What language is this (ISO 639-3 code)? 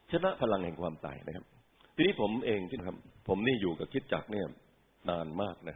tha